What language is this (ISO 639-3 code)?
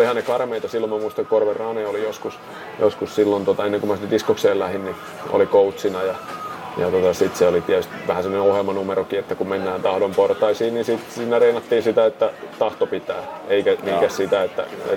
fin